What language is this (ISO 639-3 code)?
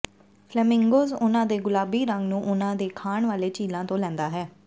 pan